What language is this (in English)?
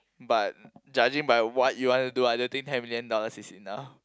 English